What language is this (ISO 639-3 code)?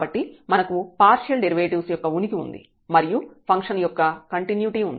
tel